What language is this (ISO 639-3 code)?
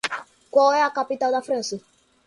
por